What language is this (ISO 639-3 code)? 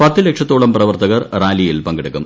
mal